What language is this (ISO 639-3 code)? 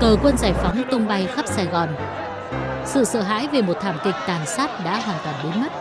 vie